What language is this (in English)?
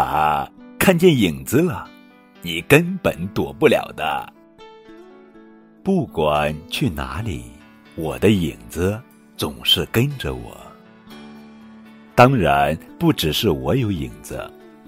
Chinese